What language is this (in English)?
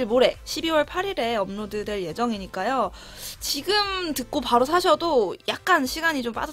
Korean